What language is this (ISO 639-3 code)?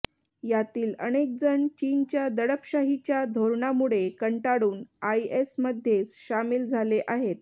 mar